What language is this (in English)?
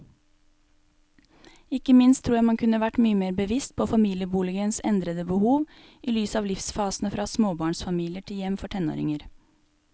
Norwegian